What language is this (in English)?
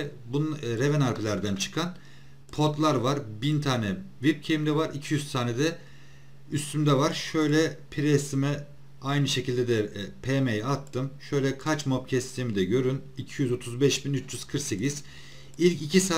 Turkish